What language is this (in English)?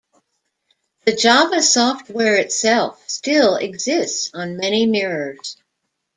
English